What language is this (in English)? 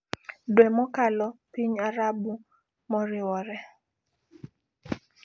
Luo (Kenya and Tanzania)